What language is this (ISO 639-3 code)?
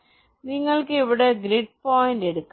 mal